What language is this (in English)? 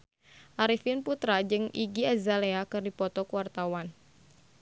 Sundanese